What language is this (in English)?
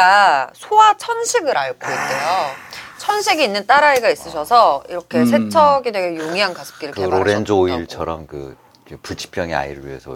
Korean